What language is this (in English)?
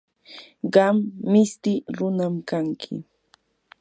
Yanahuanca Pasco Quechua